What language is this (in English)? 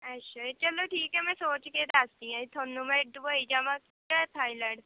Punjabi